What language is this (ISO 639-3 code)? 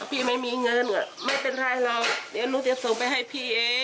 tha